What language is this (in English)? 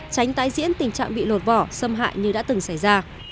Vietnamese